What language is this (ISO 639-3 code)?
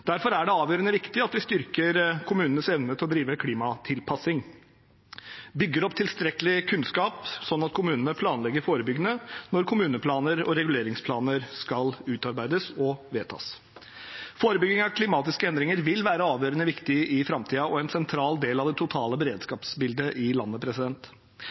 nob